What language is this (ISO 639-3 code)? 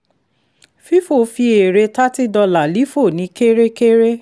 yor